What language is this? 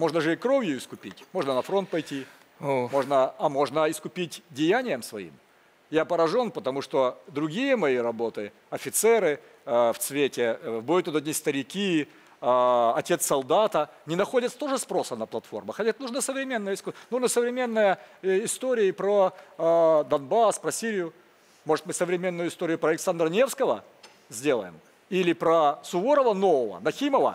Russian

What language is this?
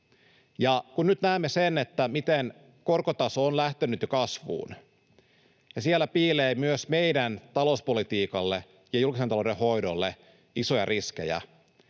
Finnish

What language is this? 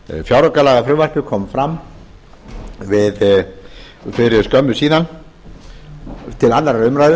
Icelandic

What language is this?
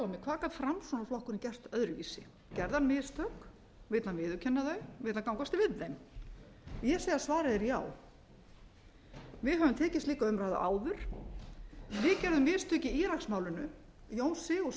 Icelandic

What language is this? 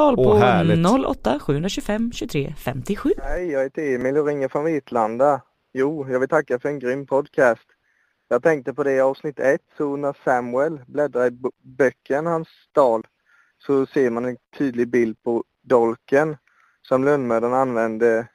Swedish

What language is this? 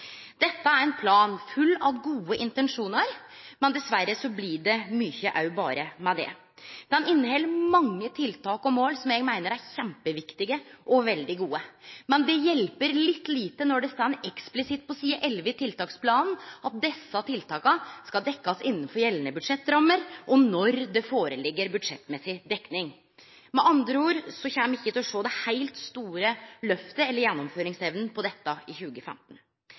Norwegian Nynorsk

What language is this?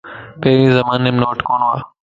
Lasi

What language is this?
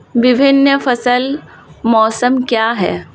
Hindi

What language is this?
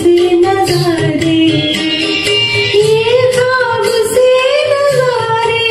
Hindi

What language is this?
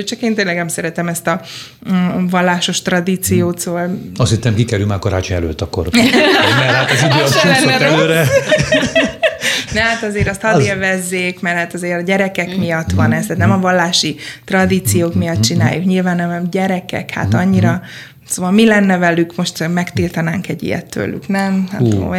Hungarian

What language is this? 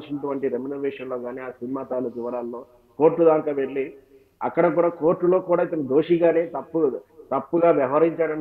Telugu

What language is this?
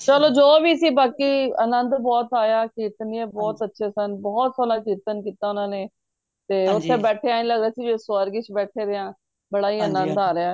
Punjabi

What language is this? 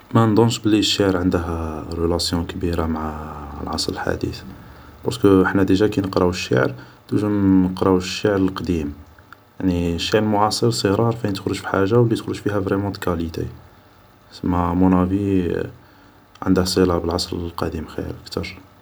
Algerian Arabic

